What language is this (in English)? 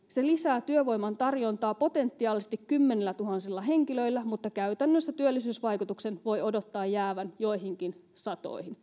Finnish